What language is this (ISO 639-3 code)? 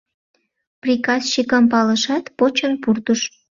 chm